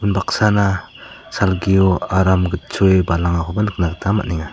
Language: Garo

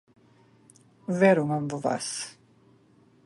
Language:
Macedonian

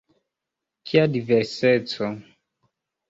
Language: Esperanto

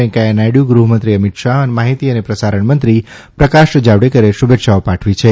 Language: Gujarati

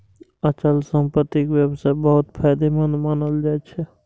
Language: Maithili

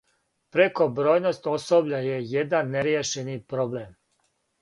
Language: Serbian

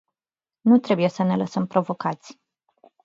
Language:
Romanian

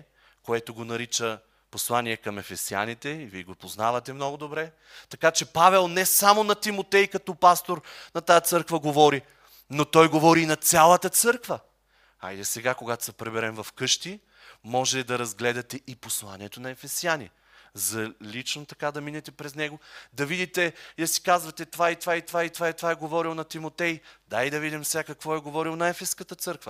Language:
Bulgarian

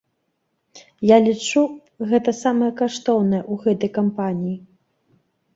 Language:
Belarusian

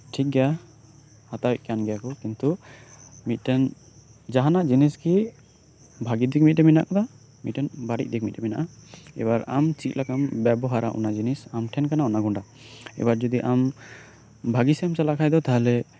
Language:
Santali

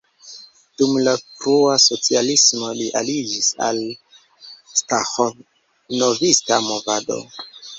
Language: Esperanto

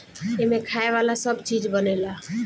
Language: Bhojpuri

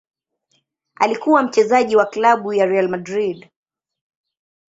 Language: Swahili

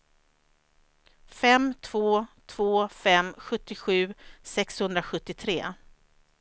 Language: Swedish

